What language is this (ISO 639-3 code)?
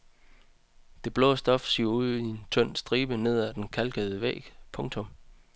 dan